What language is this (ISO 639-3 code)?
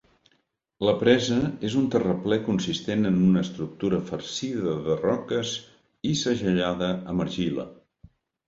cat